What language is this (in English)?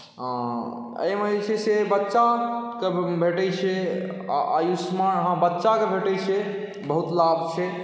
Maithili